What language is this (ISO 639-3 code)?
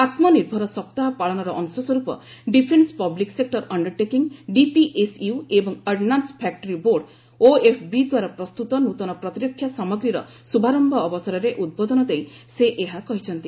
ori